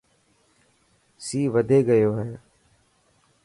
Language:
Dhatki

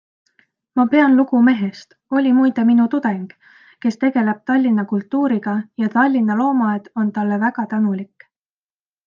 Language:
Estonian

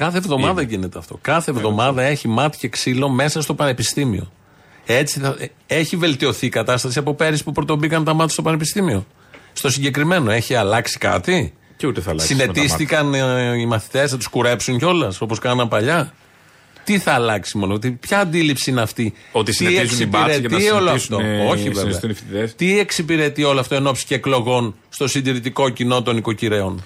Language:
Greek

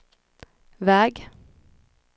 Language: Swedish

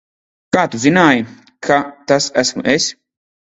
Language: Latvian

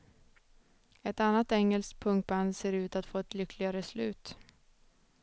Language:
Swedish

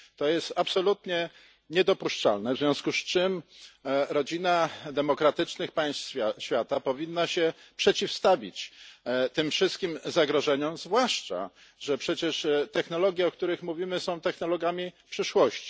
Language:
Polish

